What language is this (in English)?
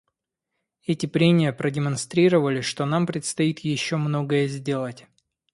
Russian